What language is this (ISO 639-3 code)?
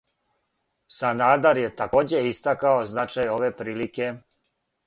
srp